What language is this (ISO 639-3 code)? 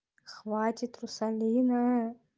rus